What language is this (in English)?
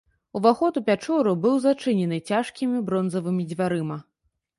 Belarusian